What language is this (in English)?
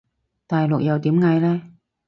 Cantonese